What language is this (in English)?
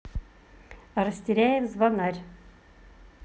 Russian